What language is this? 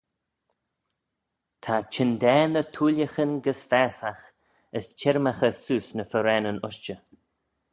Manx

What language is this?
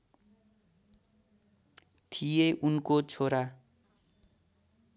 Nepali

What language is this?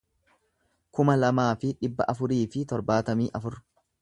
Oromo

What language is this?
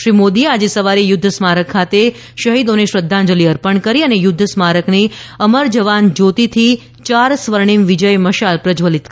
Gujarati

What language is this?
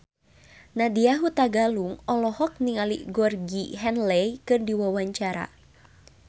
Sundanese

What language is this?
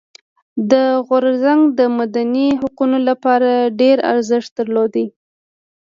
Pashto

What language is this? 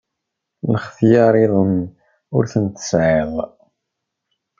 Kabyle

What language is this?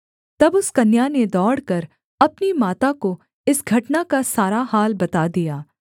Hindi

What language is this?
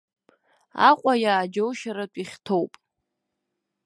Abkhazian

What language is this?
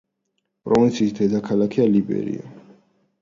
Georgian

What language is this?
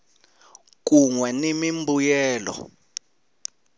Tsonga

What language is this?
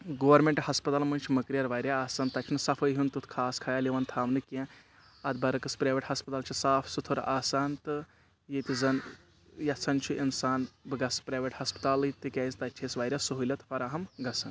Kashmiri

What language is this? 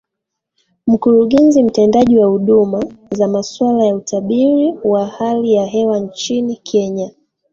Swahili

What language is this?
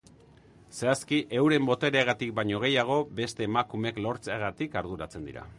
Basque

